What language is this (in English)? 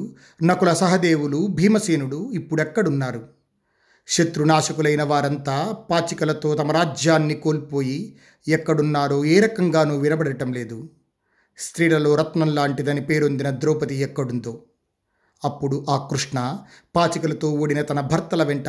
Telugu